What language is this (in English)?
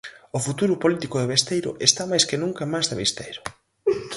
Galician